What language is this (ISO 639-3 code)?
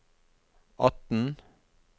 nor